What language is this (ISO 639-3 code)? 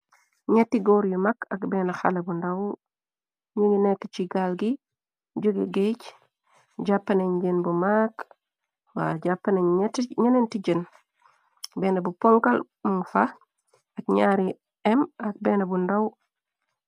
wol